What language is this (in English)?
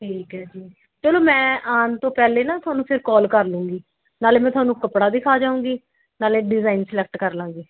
Punjabi